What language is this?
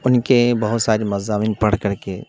Urdu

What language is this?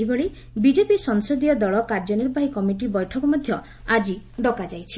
Odia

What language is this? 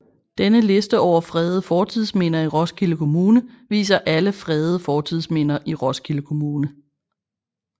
Danish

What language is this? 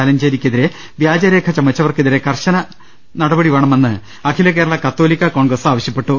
Malayalam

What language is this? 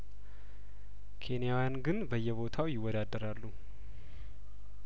Amharic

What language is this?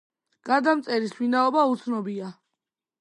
Georgian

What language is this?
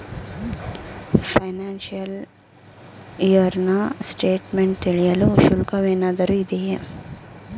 Kannada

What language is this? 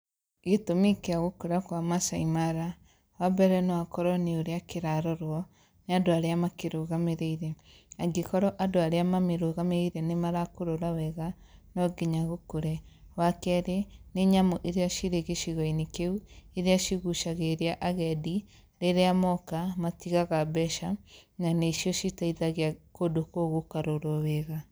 Kikuyu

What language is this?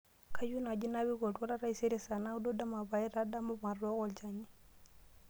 Masai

